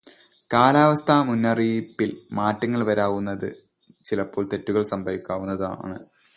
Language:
Malayalam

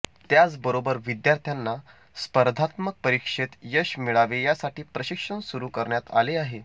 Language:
Marathi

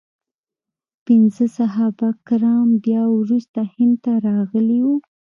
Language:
Pashto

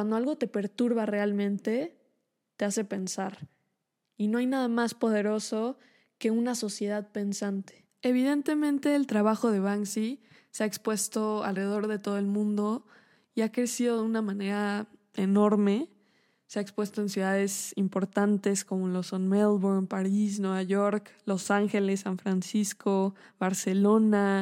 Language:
Spanish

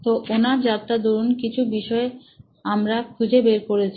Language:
Bangla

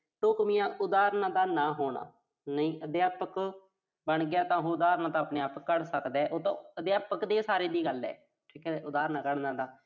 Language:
Punjabi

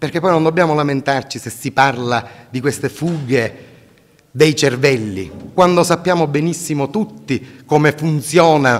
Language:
Italian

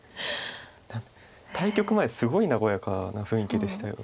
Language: Japanese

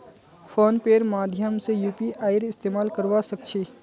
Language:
Magahi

